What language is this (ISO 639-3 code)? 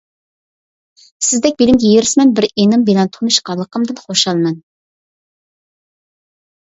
uig